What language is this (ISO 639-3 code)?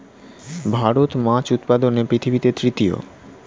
ben